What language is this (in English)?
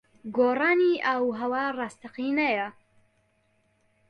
Central Kurdish